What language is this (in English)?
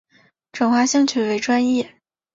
Chinese